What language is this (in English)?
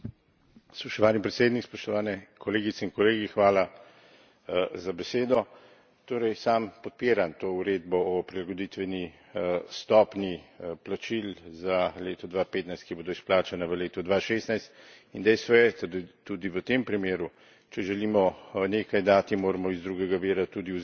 Slovenian